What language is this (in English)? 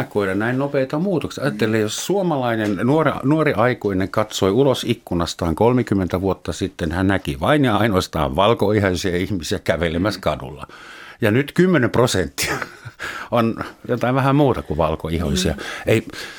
Finnish